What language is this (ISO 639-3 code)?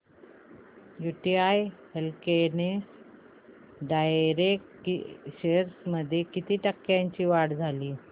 mar